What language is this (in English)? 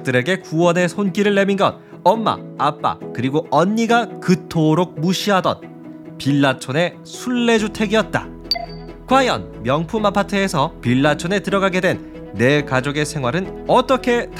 Korean